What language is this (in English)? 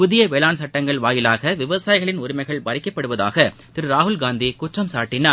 Tamil